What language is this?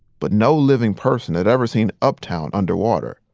English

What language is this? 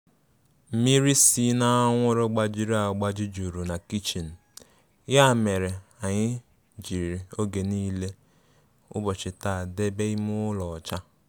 Igbo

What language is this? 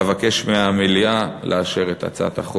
Hebrew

